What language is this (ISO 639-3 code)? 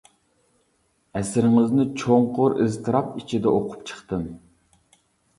uig